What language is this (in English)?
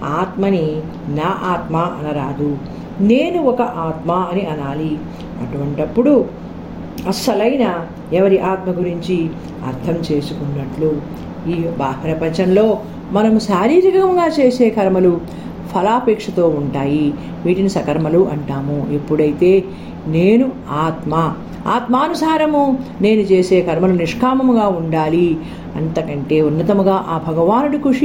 Telugu